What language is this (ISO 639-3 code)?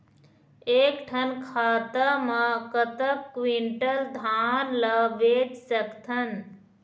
hne